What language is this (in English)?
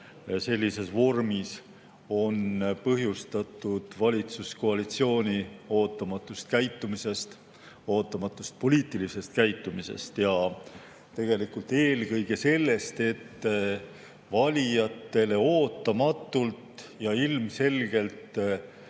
Estonian